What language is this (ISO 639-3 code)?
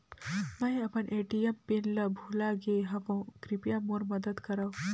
hne